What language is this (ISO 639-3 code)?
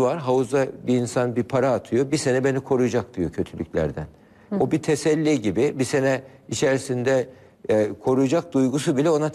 tur